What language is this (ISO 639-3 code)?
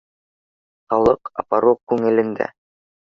bak